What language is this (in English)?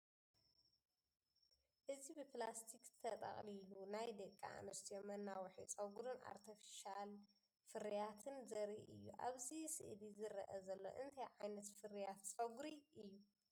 Tigrinya